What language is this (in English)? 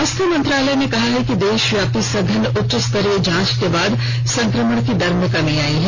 Hindi